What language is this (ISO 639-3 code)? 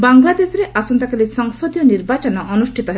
ori